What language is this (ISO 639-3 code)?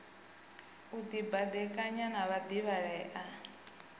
ven